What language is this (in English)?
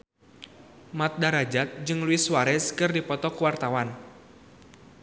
Sundanese